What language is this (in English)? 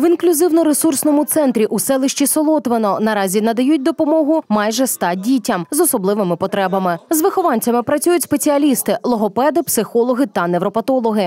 Ukrainian